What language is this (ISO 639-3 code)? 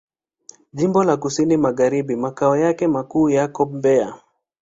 swa